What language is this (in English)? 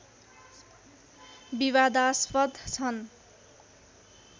Nepali